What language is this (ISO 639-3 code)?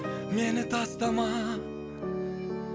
kaz